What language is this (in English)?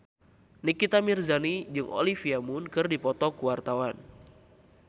Sundanese